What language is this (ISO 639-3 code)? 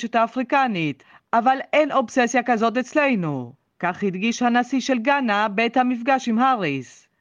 heb